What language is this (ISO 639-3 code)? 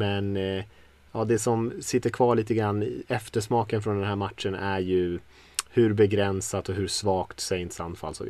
swe